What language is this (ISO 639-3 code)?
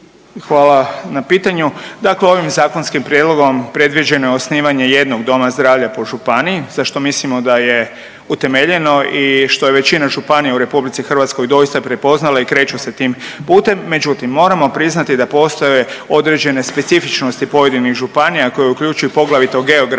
hrv